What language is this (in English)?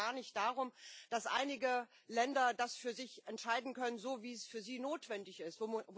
German